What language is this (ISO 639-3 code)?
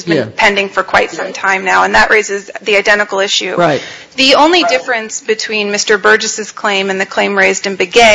eng